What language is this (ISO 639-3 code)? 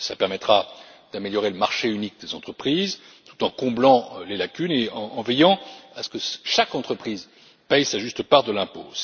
fra